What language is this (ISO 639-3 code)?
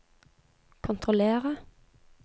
nor